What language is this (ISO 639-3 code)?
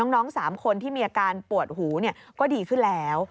tha